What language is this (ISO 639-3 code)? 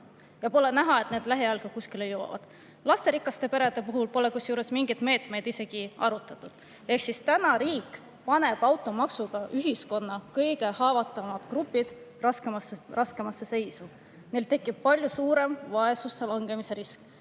est